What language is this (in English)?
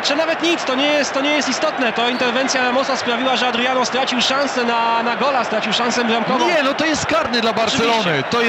Polish